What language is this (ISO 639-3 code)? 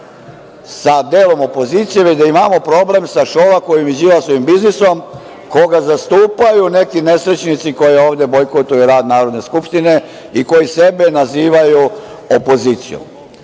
srp